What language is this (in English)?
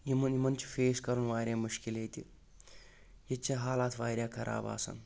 Kashmiri